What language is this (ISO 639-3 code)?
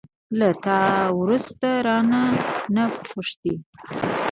pus